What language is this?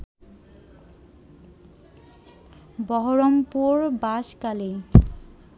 Bangla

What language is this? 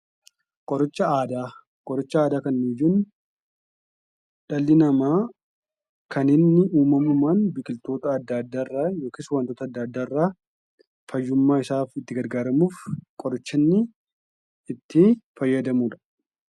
Oromo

